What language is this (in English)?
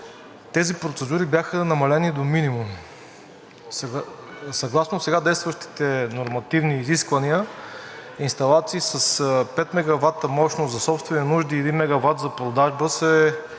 Bulgarian